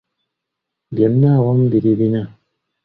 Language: Ganda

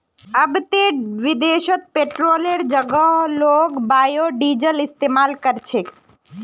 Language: Magahi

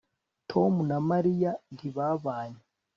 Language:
Kinyarwanda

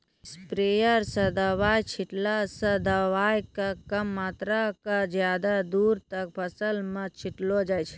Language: Maithili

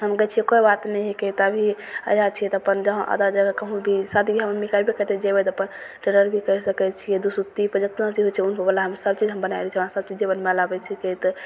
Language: Maithili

